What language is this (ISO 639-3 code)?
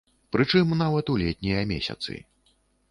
bel